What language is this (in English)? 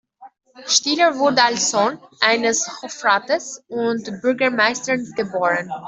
German